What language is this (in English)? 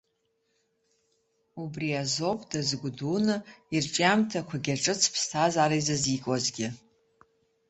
Abkhazian